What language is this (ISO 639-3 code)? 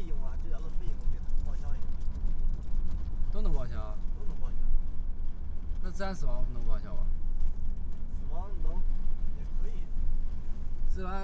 zho